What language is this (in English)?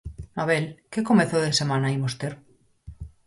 Galician